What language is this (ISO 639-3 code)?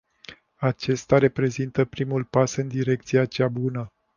ron